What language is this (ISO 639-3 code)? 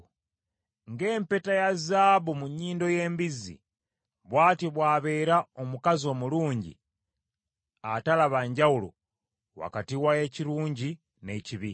lug